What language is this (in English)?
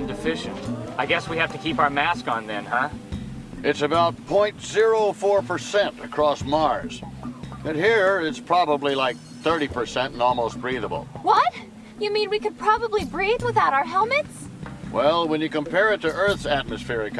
English